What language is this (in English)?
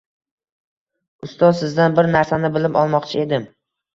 Uzbek